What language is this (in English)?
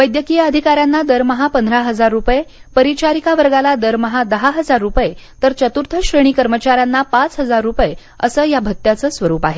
Marathi